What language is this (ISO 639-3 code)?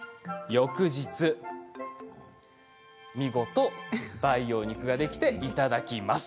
jpn